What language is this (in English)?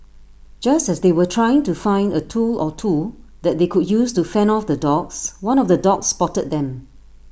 English